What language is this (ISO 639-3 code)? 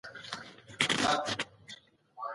pus